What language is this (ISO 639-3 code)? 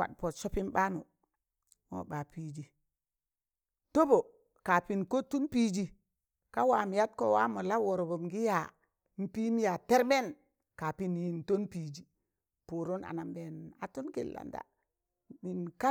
tan